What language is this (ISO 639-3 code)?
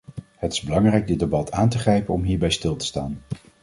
nld